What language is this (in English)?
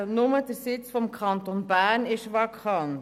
Swiss German